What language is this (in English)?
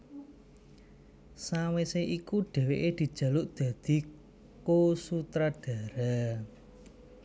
Javanese